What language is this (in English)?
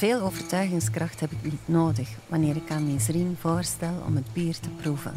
Dutch